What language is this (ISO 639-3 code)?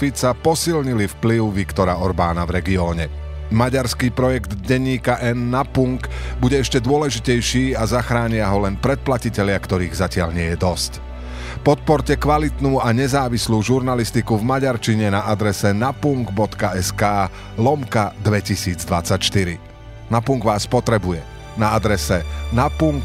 slk